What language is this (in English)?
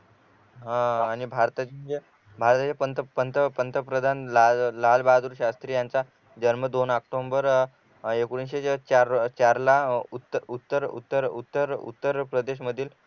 Marathi